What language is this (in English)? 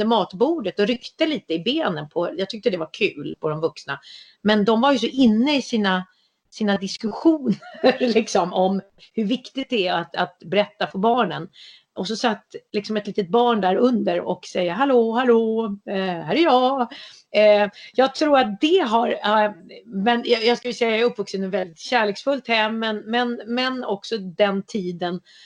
Swedish